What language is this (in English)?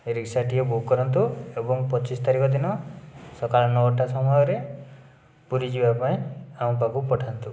Odia